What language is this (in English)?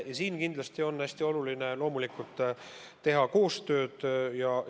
Estonian